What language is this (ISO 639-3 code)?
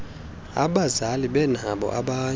xho